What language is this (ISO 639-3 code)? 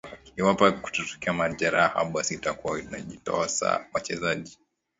swa